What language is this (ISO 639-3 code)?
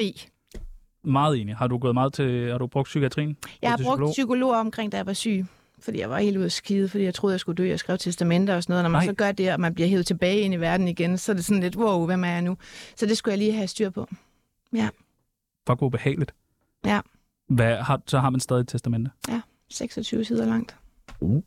dan